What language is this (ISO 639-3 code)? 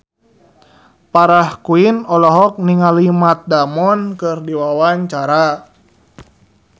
sun